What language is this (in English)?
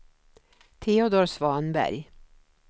Swedish